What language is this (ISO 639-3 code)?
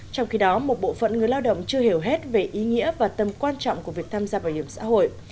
vie